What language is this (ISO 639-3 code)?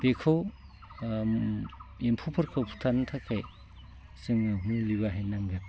brx